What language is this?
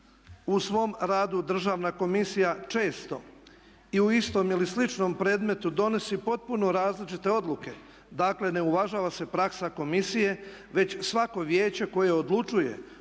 Croatian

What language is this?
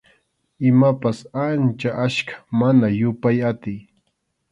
Arequipa-La Unión Quechua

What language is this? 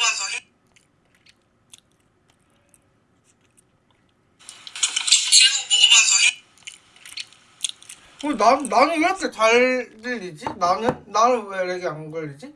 Korean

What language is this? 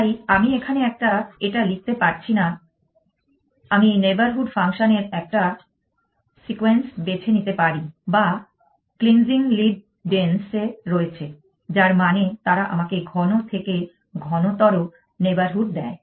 Bangla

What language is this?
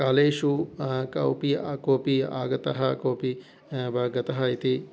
Sanskrit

